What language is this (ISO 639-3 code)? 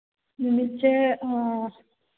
mni